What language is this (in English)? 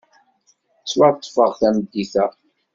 Kabyle